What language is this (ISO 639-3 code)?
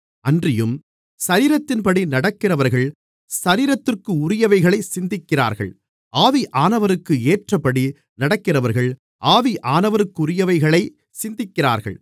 tam